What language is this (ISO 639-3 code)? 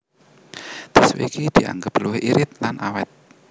jav